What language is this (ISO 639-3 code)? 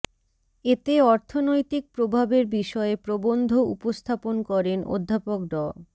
ben